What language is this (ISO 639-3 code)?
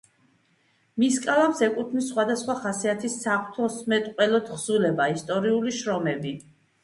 kat